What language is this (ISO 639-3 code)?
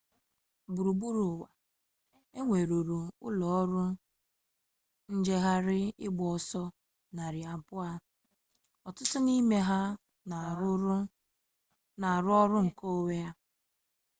ibo